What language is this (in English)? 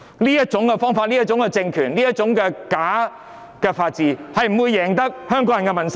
Cantonese